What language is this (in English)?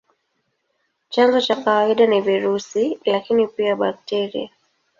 Swahili